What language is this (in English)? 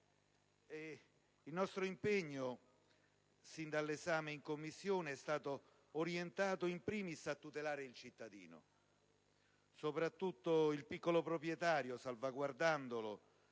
Italian